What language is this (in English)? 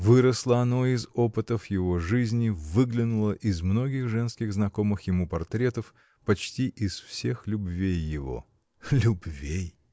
Russian